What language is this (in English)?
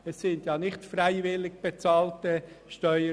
Swiss German